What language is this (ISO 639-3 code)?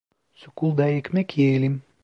tur